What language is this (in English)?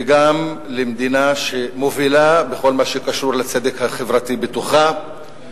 Hebrew